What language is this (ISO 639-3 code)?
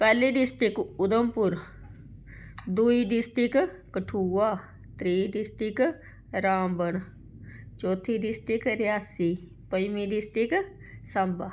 doi